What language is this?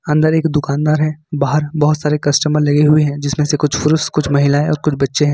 Hindi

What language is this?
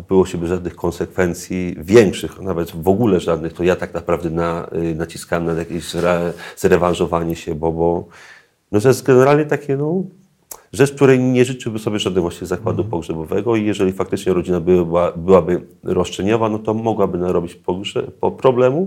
Polish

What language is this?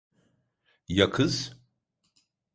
Turkish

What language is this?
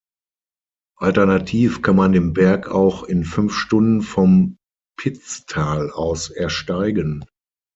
German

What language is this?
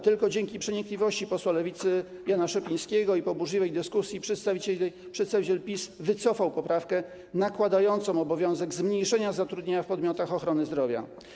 Polish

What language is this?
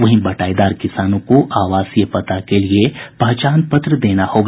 Hindi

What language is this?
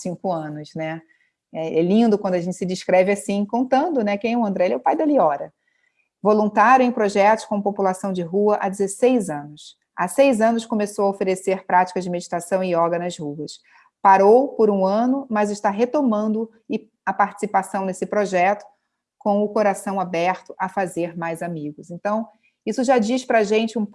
Portuguese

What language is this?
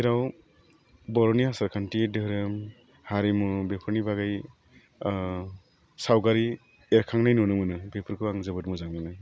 Bodo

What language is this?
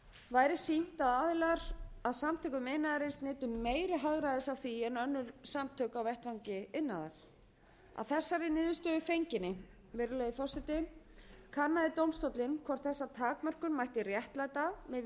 Icelandic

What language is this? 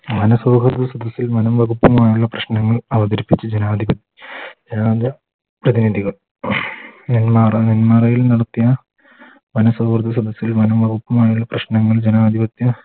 Malayalam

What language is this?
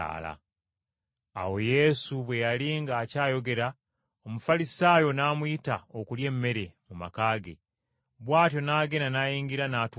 Ganda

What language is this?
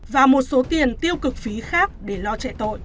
Vietnamese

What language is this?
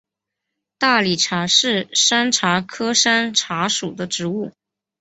Chinese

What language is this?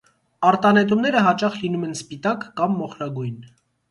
Armenian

